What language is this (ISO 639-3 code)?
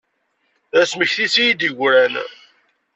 kab